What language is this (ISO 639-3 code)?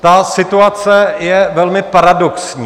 ces